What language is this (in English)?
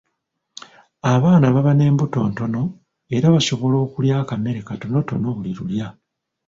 Ganda